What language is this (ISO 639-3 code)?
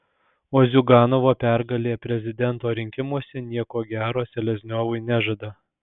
lit